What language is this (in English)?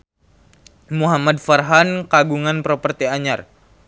Sundanese